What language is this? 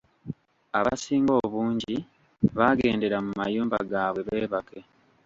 Ganda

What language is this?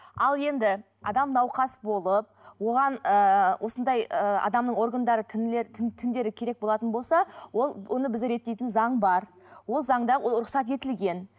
Kazakh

